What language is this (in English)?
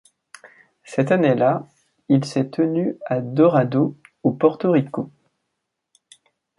French